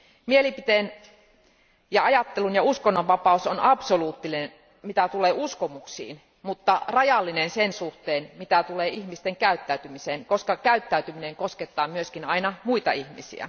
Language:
Finnish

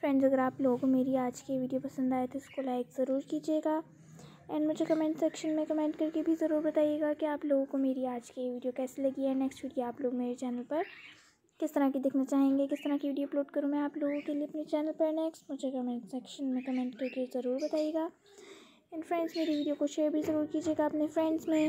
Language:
Hindi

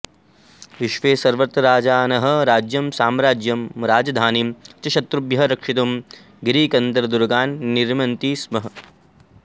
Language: Sanskrit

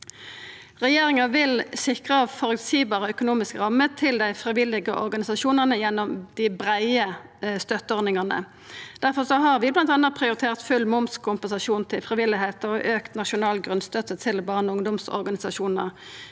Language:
Norwegian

